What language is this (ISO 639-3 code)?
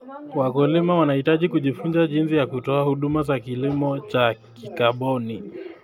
kln